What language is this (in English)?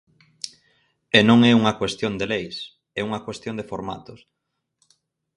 Galician